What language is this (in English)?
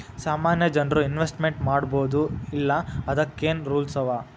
Kannada